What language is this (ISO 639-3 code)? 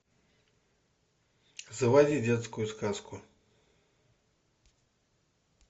rus